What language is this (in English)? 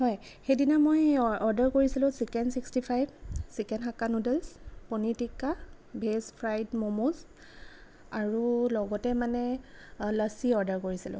Assamese